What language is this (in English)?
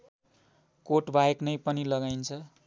Nepali